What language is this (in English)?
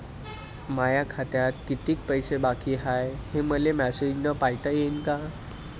Marathi